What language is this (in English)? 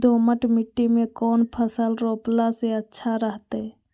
Magahi